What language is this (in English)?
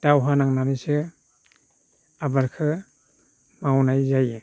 Bodo